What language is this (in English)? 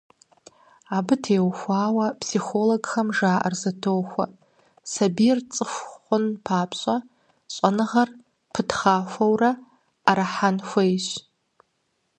Kabardian